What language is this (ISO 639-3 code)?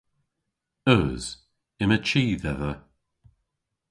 cor